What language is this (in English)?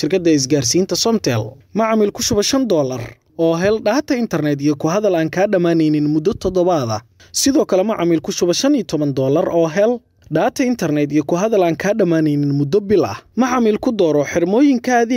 Arabic